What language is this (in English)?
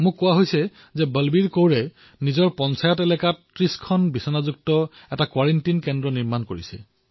Assamese